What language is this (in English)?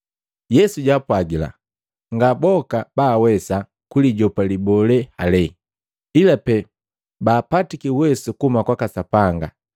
Matengo